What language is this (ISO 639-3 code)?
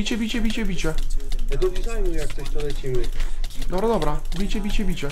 pol